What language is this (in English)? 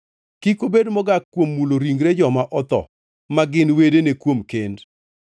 Luo (Kenya and Tanzania)